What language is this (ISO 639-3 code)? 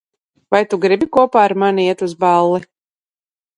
lav